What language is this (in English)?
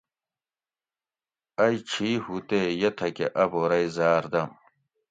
Gawri